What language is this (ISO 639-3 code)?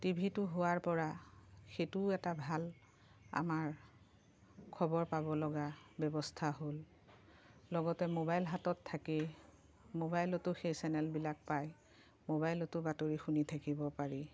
asm